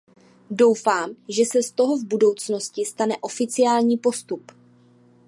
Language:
Czech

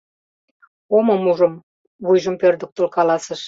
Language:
Mari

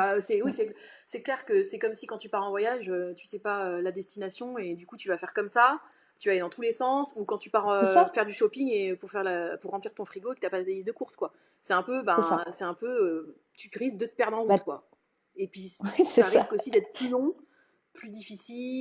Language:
French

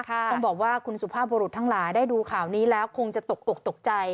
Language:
Thai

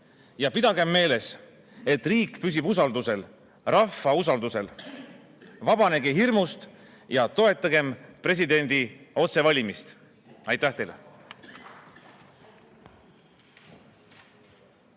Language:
Estonian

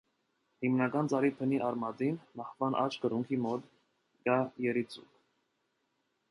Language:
Armenian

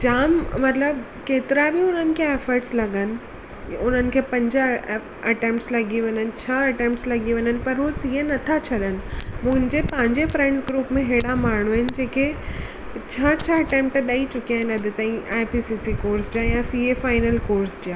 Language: Sindhi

